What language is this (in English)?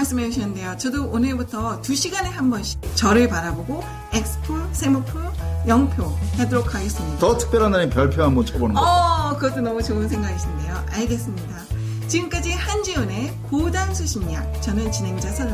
Korean